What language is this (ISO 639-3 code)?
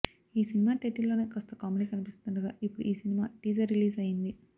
tel